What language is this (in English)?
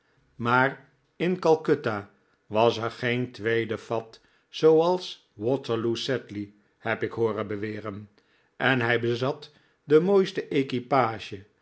Dutch